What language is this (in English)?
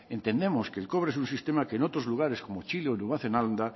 Spanish